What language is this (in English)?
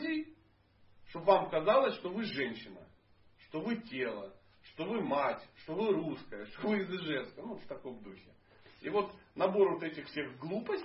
Russian